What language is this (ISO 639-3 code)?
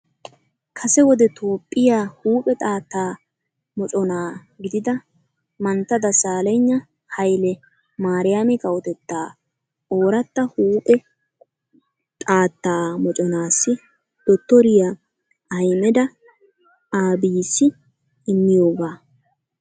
wal